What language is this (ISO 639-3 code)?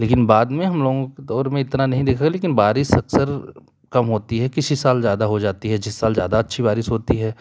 hin